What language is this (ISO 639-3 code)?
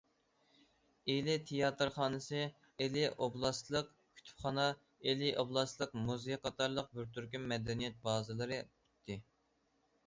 uig